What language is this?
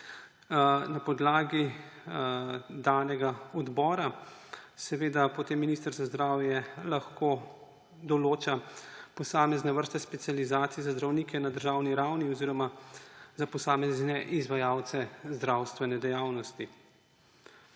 Slovenian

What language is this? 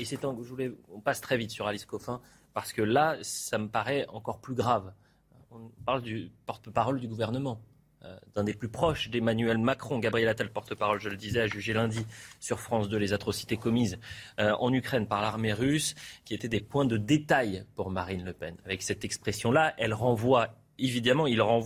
French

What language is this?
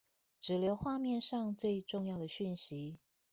Chinese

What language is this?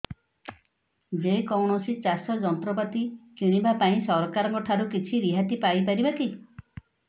Odia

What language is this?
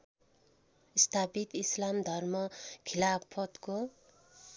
Nepali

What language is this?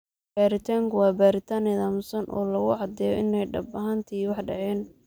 Somali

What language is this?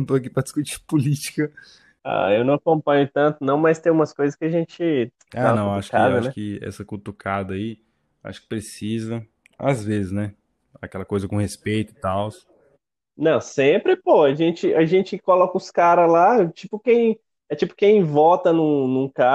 Portuguese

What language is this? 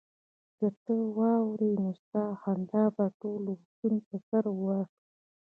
Pashto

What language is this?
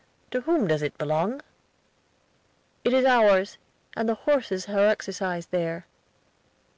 English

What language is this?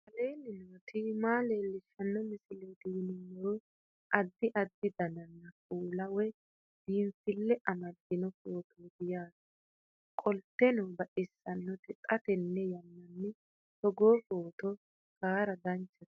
Sidamo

